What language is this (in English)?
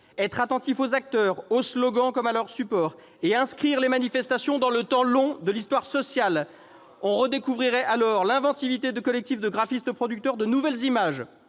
French